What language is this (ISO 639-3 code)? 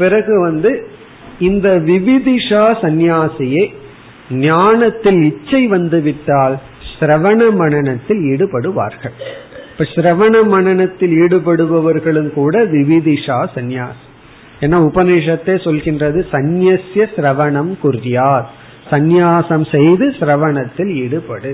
tam